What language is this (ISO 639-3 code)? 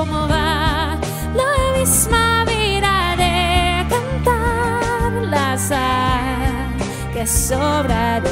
nld